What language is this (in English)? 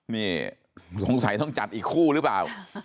Thai